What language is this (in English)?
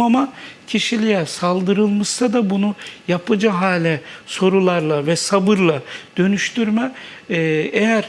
Turkish